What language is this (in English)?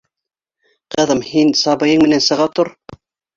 Bashkir